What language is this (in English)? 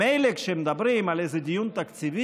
Hebrew